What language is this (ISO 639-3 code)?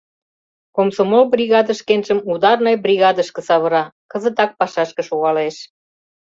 chm